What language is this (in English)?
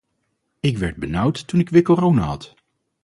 Dutch